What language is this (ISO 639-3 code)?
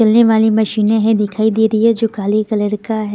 hin